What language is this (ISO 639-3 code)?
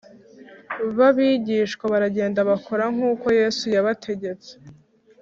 kin